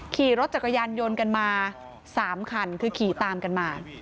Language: Thai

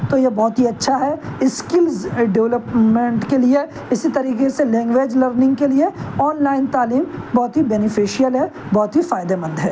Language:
Urdu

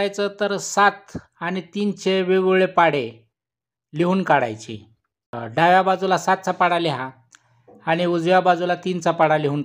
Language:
Romanian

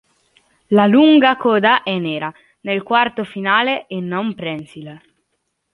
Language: Italian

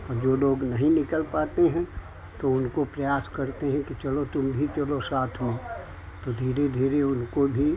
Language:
Hindi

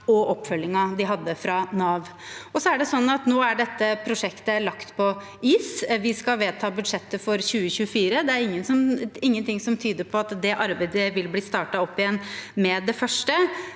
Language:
Norwegian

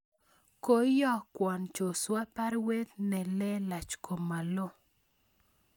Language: Kalenjin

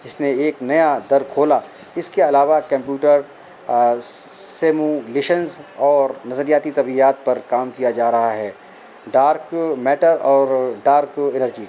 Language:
Urdu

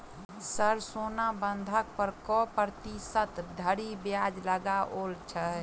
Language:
Maithili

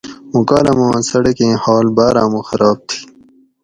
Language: Gawri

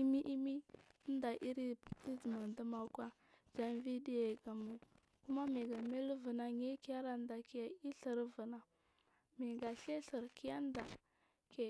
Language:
Marghi South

